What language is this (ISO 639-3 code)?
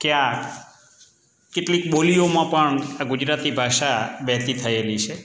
guj